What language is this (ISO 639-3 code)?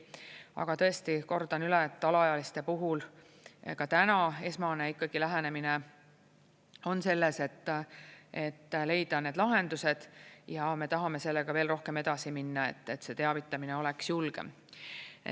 est